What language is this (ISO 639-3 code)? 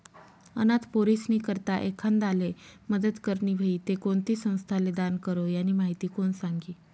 mar